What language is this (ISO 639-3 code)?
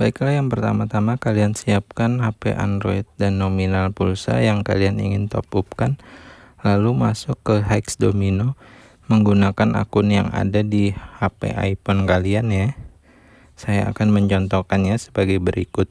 ind